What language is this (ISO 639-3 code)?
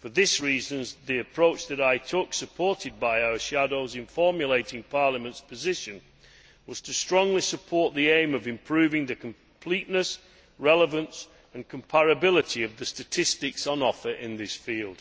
eng